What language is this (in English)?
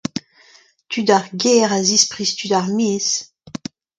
Breton